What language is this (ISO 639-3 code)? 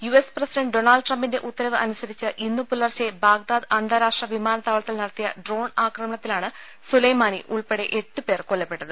mal